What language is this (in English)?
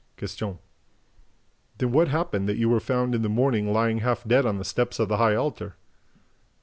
English